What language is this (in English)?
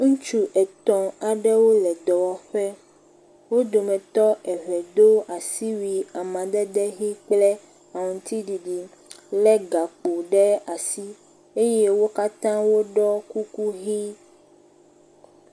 Ewe